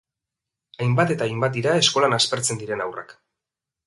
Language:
Basque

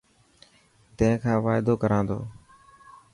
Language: Dhatki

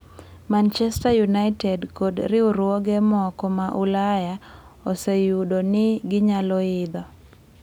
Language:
Luo (Kenya and Tanzania)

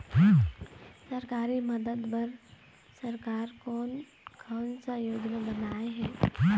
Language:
Chhattisgarhi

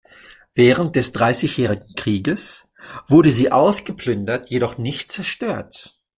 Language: German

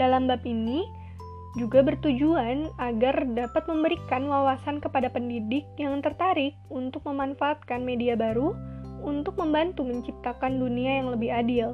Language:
Indonesian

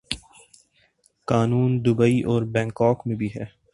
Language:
Urdu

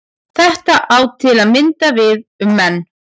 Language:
Icelandic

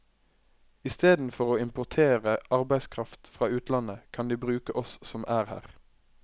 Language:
Norwegian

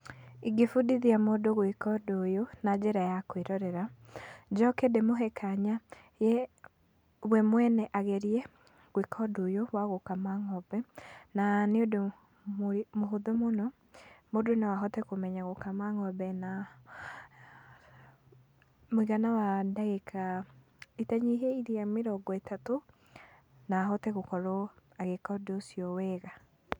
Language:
Kikuyu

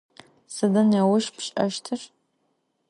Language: Adyghe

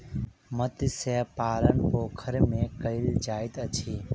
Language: Maithili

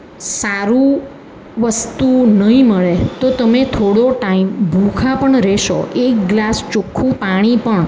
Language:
Gujarati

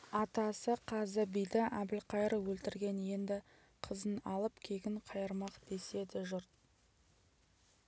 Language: Kazakh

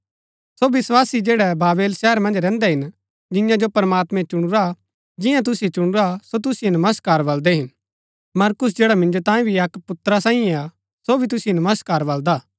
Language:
Gaddi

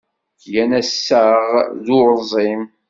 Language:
Kabyle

